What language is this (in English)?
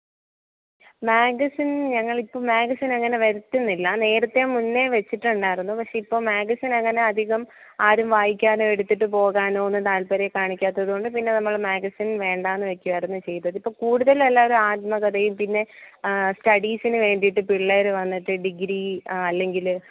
Malayalam